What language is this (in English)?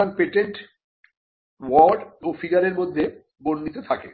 Bangla